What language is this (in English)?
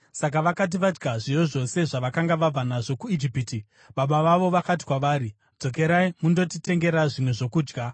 Shona